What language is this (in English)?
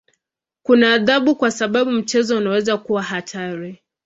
Swahili